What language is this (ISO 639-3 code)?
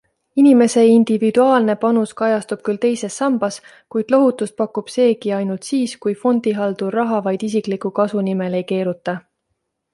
est